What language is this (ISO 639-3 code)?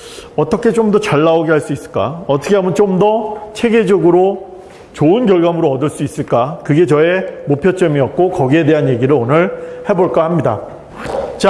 kor